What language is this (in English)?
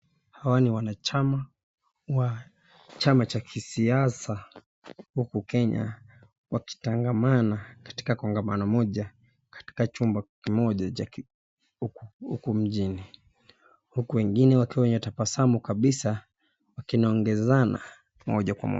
Swahili